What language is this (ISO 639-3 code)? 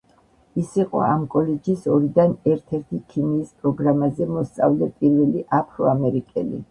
kat